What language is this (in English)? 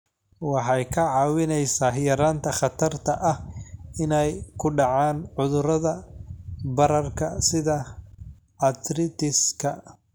Somali